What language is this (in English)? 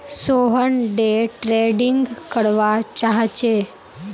Magahi